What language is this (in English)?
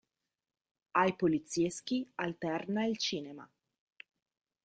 Italian